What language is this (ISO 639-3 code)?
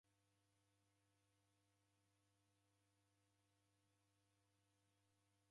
dav